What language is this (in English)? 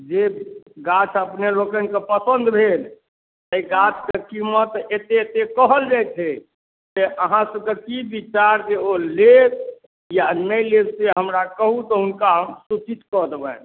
Maithili